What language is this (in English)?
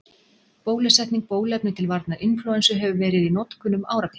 Icelandic